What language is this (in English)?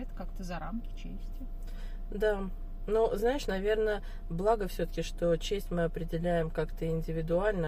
Russian